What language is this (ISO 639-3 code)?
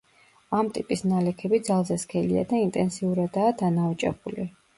kat